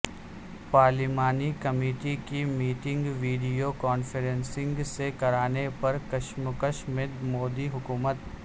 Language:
Urdu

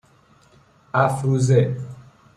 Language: Persian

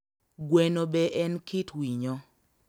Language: Luo (Kenya and Tanzania)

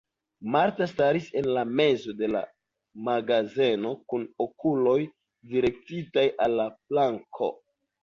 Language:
Esperanto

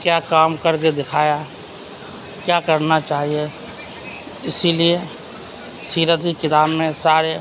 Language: Urdu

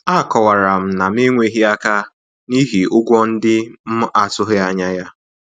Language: Igbo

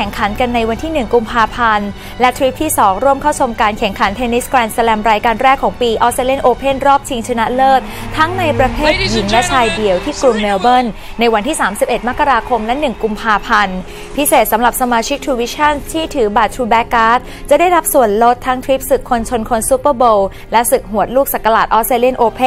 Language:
Thai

